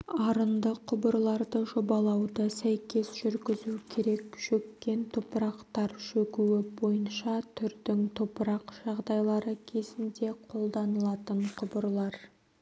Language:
Kazakh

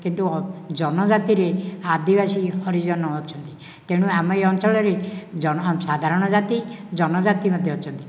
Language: Odia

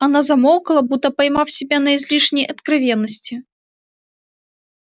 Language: Russian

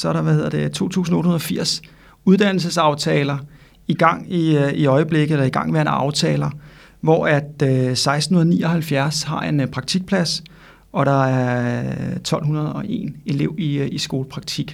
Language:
Danish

